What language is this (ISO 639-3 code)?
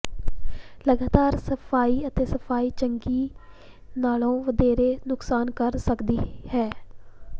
pan